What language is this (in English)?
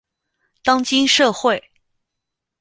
Chinese